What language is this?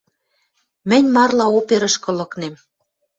Western Mari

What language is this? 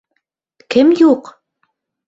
Bashkir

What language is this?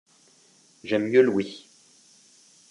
French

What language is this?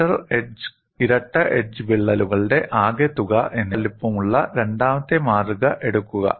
Malayalam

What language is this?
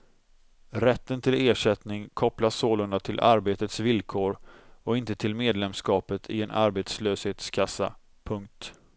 Swedish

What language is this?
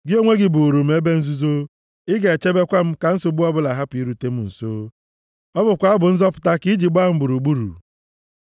Igbo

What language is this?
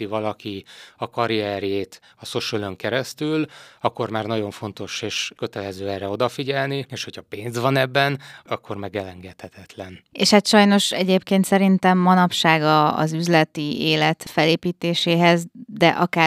Hungarian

